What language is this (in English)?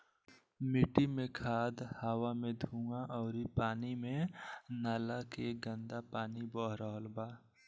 Bhojpuri